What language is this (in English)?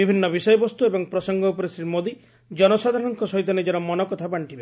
Odia